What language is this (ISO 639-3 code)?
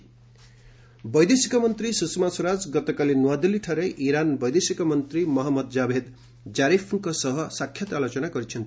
ori